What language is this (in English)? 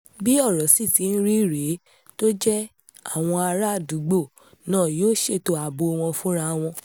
Yoruba